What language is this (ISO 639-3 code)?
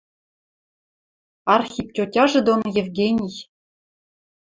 mrj